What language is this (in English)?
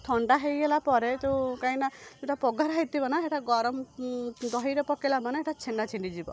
Odia